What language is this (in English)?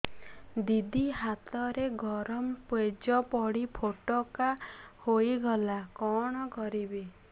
Odia